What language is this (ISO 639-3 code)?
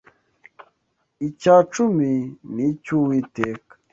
kin